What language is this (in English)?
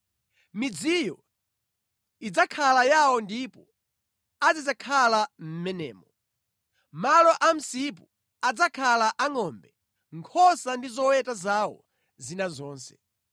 Nyanja